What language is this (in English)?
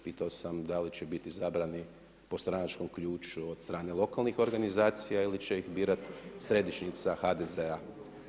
Croatian